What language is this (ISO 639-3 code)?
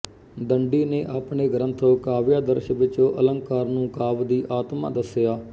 pan